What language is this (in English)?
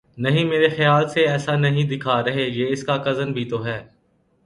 Urdu